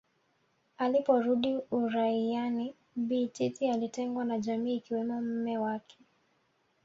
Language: Swahili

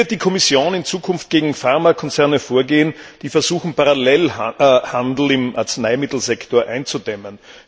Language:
German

